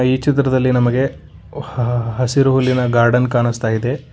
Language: Kannada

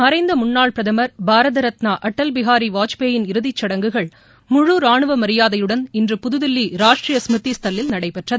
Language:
Tamil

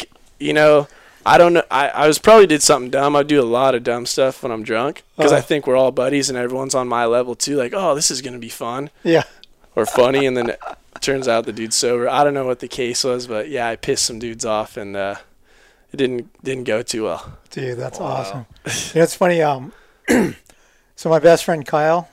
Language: English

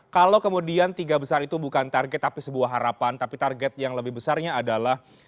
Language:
Indonesian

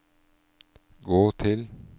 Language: Norwegian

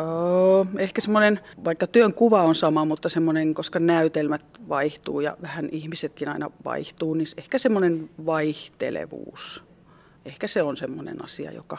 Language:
Finnish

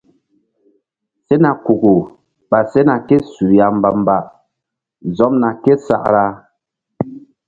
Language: Mbum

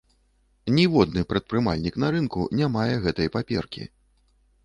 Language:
Belarusian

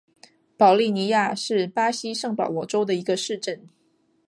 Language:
Chinese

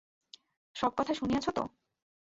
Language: Bangla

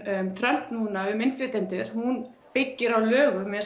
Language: Icelandic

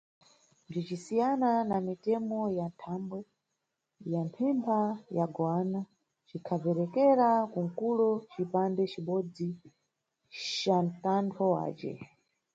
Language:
Nyungwe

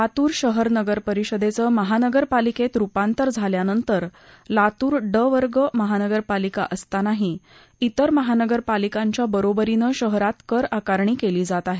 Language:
Marathi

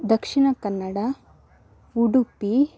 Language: Sanskrit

